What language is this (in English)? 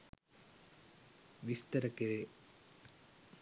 Sinhala